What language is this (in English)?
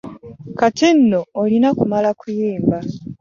Ganda